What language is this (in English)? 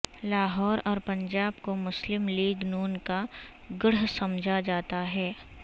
Urdu